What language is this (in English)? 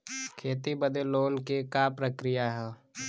Bhojpuri